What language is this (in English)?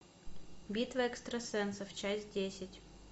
Russian